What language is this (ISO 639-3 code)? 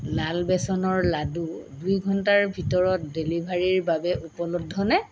asm